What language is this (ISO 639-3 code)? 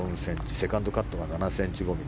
jpn